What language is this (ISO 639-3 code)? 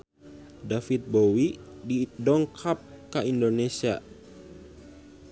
sun